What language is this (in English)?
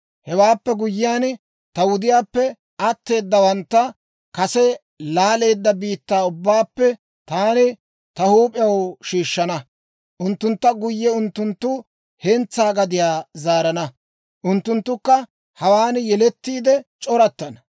Dawro